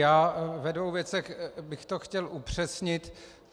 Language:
Czech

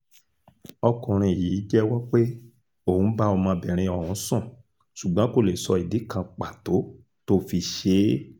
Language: Yoruba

